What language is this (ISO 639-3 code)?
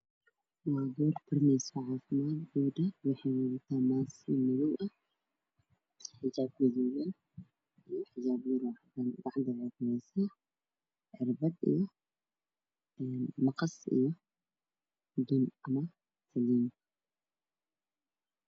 som